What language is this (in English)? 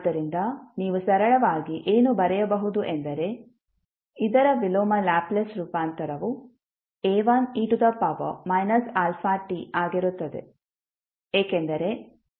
Kannada